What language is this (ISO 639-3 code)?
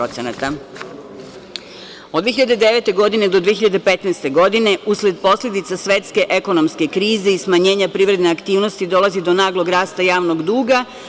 srp